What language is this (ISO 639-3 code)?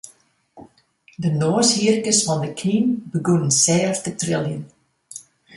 fry